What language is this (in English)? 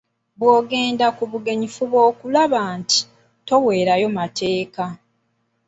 Ganda